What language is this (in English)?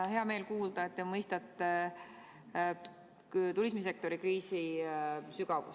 Estonian